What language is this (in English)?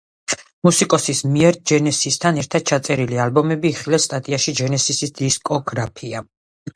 Georgian